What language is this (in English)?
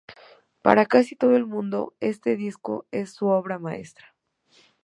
Spanish